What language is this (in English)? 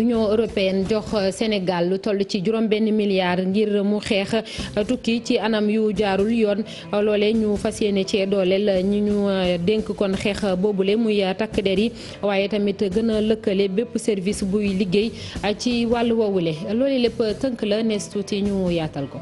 French